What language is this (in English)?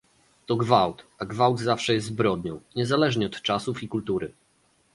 Polish